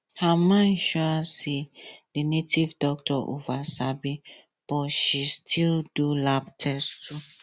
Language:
Nigerian Pidgin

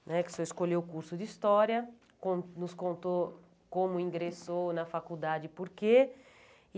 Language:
Portuguese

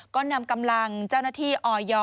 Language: Thai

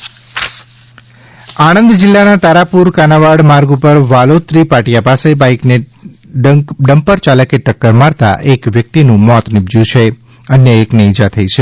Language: Gujarati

